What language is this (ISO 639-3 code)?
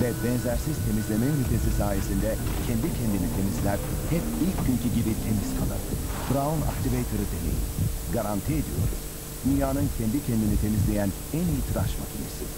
tur